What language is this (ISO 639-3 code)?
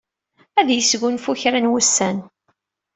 kab